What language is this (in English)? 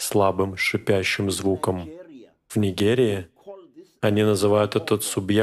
Russian